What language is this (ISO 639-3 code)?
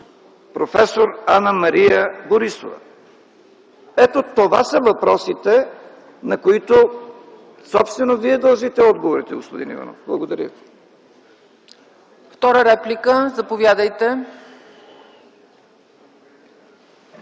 bul